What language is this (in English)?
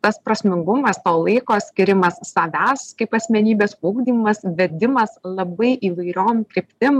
Lithuanian